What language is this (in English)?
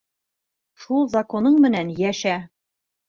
Bashkir